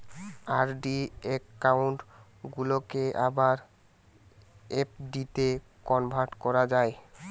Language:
Bangla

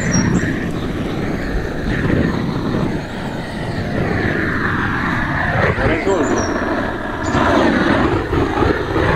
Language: Romanian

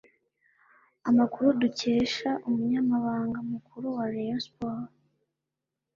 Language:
Kinyarwanda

